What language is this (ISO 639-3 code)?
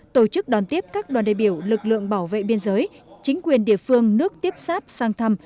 vie